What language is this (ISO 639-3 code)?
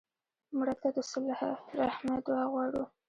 pus